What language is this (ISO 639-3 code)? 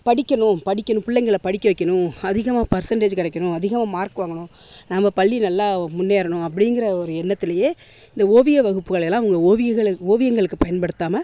tam